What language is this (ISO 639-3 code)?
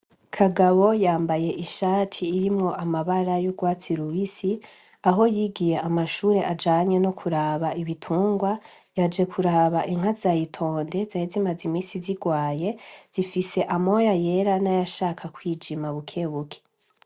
run